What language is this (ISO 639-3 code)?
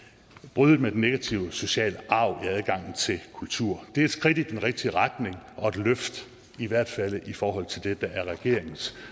dan